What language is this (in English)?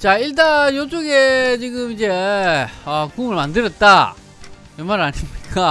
Korean